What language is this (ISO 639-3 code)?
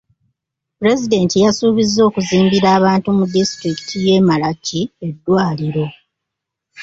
lug